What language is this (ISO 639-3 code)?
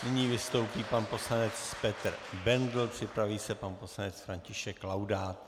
ces